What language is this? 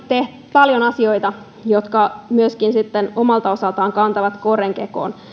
Finnish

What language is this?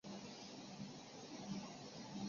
Chinese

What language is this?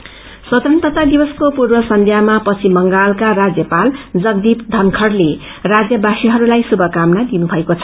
Nepali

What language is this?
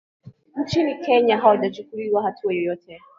Swahili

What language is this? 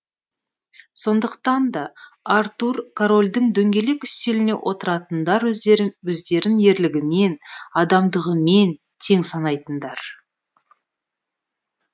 Kazakh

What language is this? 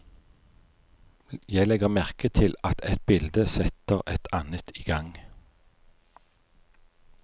Norwegian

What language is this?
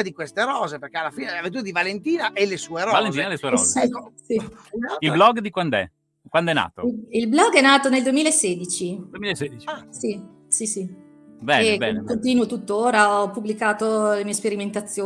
Italian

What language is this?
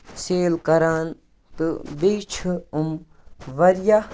Kashmiri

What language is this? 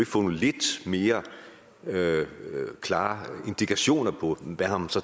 Danish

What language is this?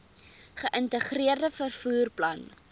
Afrikaans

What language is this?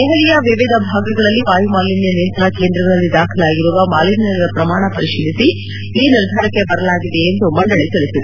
Kannada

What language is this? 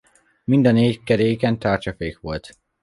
Hungarian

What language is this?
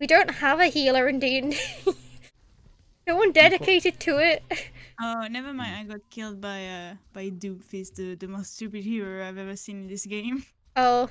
English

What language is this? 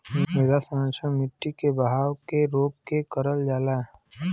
Bhojpuri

